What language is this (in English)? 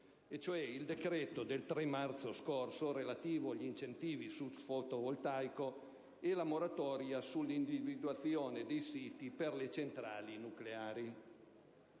Italian